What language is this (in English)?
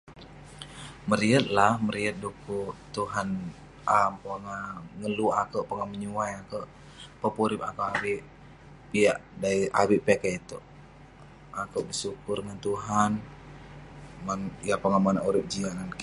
Western Penan